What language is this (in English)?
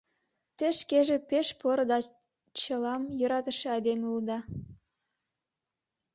Mari